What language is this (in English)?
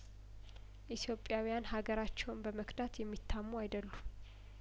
Amharic